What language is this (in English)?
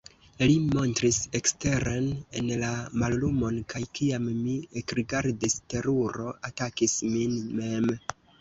Esperanto